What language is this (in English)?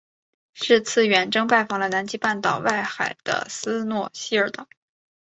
Chinese